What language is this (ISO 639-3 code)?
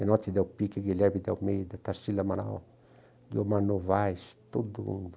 por